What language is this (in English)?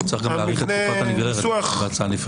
Hebrew